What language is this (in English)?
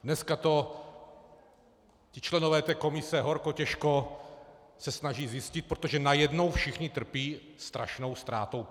Czech